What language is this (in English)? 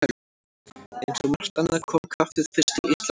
Icelandic